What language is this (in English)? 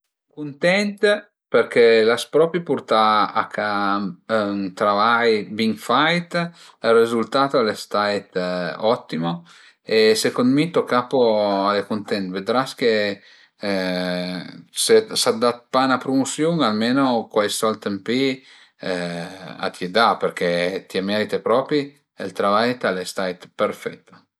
Piedmontese